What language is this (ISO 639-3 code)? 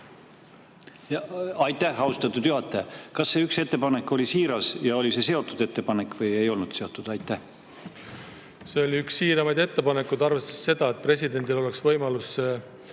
est